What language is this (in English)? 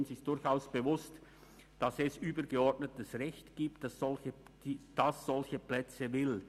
Swiss German